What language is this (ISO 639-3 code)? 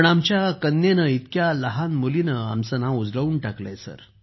mar